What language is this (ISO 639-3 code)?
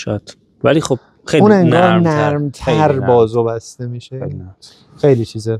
fas